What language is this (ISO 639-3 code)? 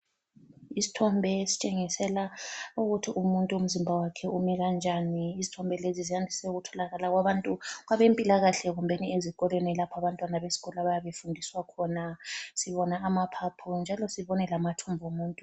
nde